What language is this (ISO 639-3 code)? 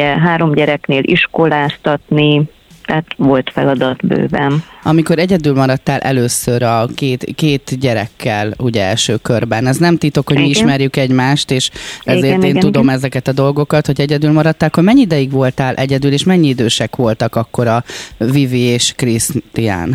hun